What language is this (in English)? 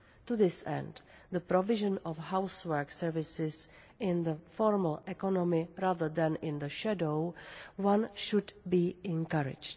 English